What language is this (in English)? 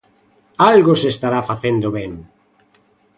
Galician